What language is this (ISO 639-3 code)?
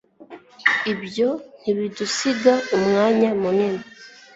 kin